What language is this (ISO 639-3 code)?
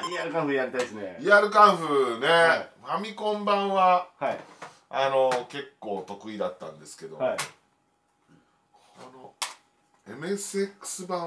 jpn